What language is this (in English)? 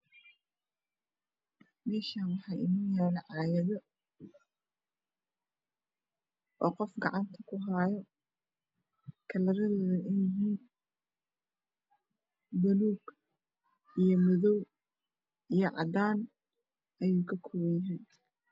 Somali